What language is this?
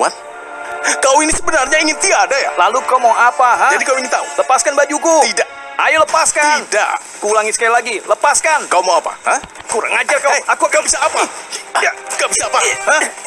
Indonesian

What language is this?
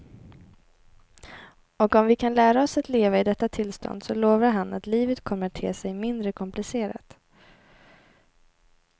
Swedish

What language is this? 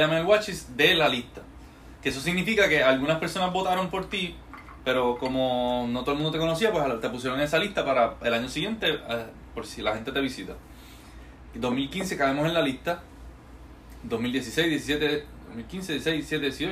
Spanish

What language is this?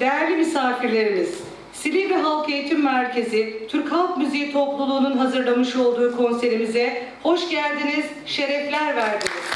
Turkish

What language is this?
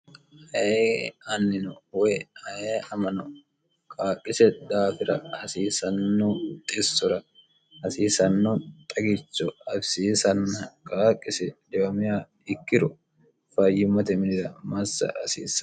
Sidamo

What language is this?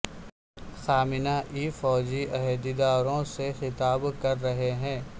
Urdu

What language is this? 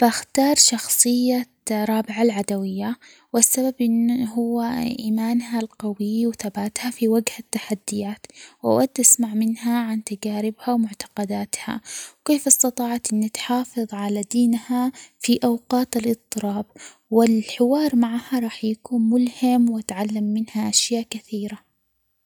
Omani Arabic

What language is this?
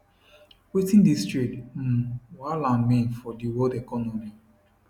Nigerian Pidgin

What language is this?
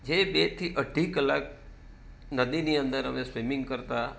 Gujarati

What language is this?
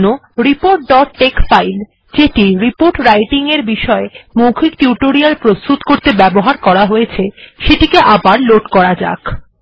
Bangla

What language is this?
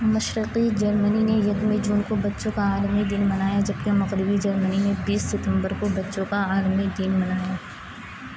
Urdu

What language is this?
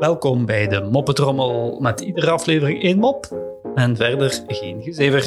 Dutch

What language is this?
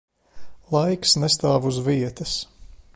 Latvian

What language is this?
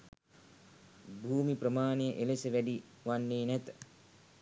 Sinhala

